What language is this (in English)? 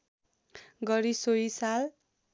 Nepali